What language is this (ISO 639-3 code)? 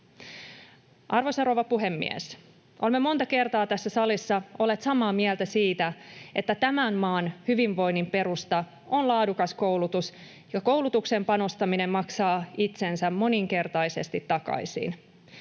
fin